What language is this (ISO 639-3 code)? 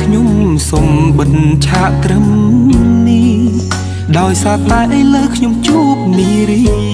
tha